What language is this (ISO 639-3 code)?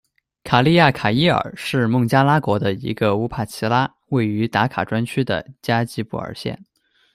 zho